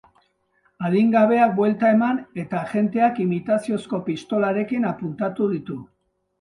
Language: Basque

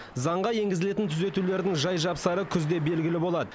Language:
Kazakh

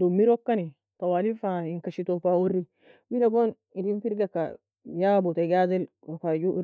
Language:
Nobiin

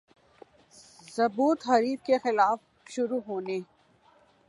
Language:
Urdu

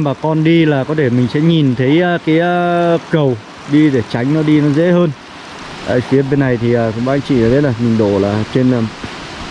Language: Vietnamese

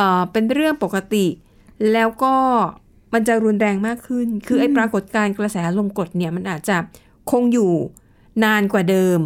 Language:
Thai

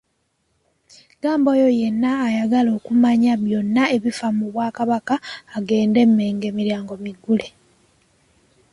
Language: Ganda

